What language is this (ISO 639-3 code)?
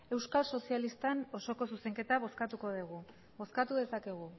eus